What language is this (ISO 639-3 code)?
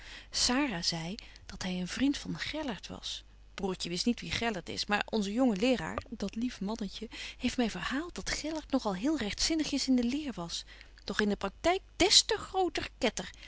nld